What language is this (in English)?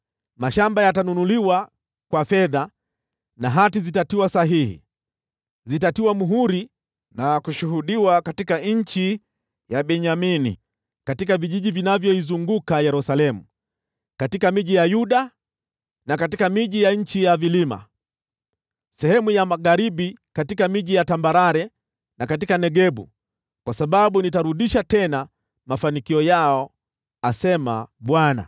Swahili